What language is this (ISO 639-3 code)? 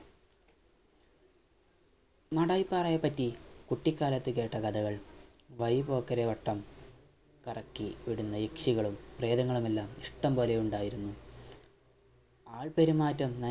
mal